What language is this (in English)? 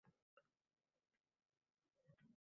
Uzbek